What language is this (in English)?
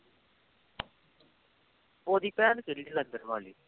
Punjabi